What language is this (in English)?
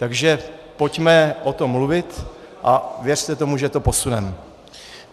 Czech